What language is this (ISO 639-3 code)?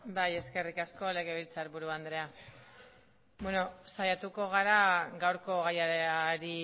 eus